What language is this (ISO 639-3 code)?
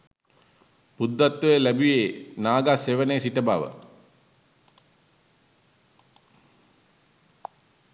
sin